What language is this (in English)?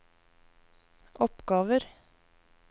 Norwegian